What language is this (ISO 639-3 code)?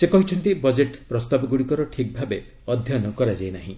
ori